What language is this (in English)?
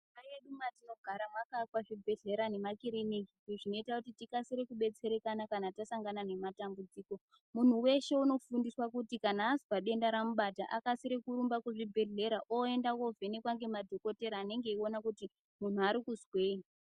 Ndau